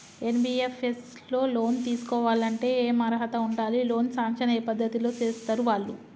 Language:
Telugu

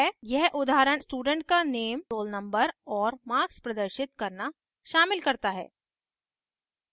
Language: Hindi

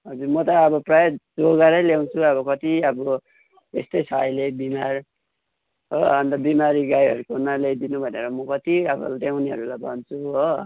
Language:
Nepali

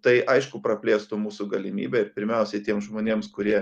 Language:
Lithuanian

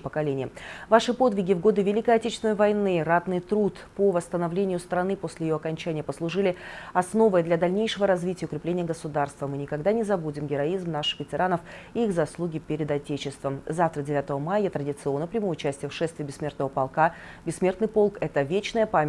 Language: Russian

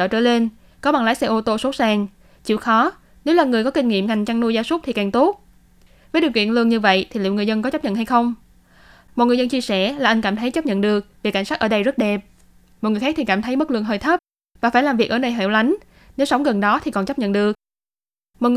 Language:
Vietnamese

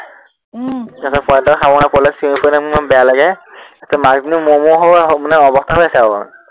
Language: Assamese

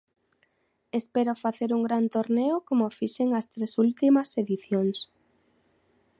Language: Galician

